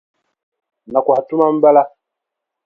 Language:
Dagbani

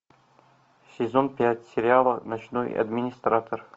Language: Russian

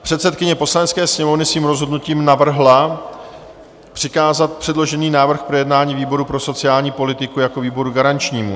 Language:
Czech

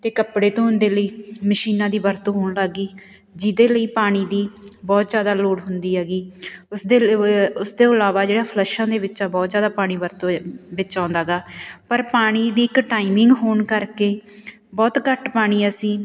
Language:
Punjabi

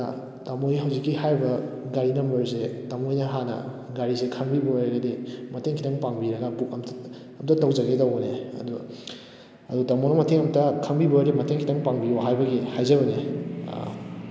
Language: Manipuri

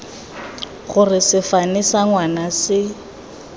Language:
Tswana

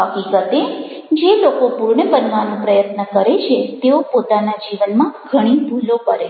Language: Gujarati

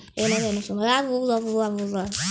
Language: Kannada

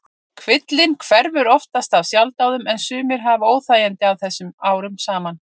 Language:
Icelandic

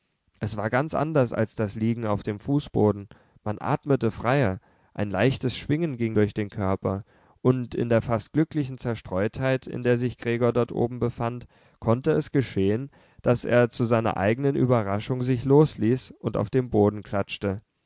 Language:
German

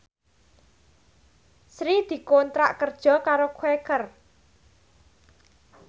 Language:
Javanese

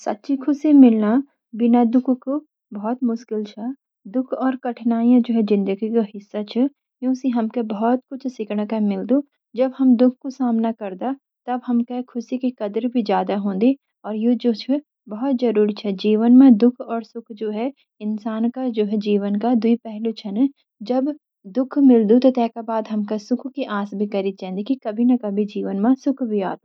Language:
Garhwali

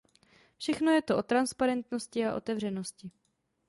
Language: Czech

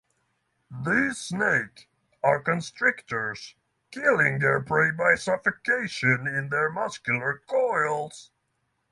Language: English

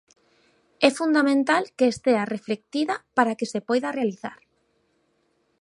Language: Galician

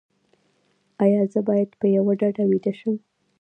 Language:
Pashto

